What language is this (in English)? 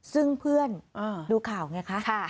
Thai